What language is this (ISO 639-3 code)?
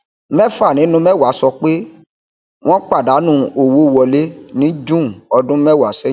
yor